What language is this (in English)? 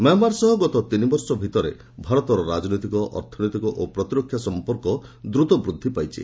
Odia